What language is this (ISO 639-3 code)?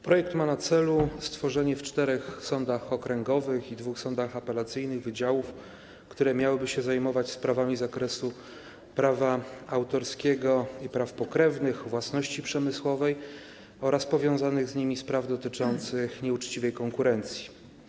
pol